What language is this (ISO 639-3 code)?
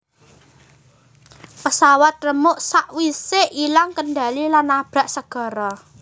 jav